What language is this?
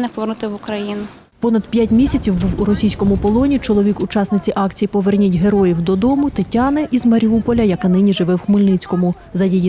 Ukrainian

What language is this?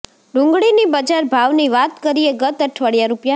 Gujarati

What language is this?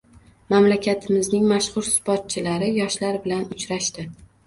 Uzbek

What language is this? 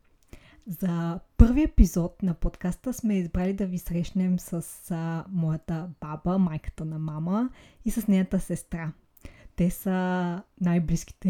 Bulgarian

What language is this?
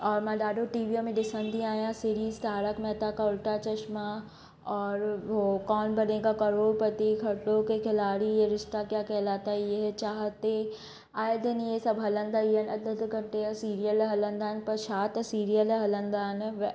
Sindhi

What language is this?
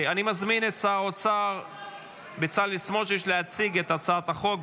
Hebrew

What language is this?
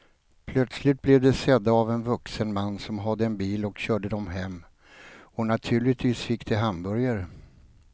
Swedish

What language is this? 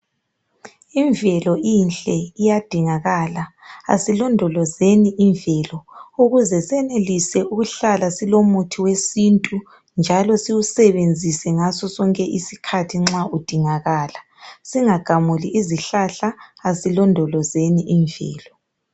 North Ndebele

